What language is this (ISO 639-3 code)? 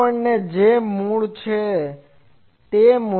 guj